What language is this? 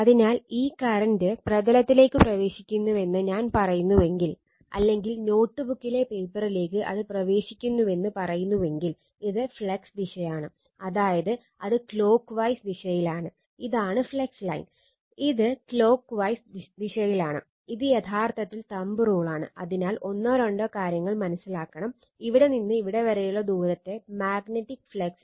Malayalam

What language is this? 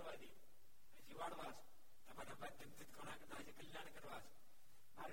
Gujarati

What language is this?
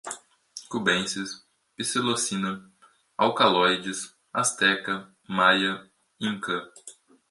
Portuguese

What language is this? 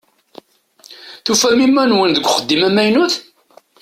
Kabyle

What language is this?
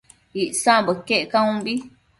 Matsés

